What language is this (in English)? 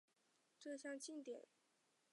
Chinese